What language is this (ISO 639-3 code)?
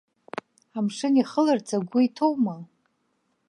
abk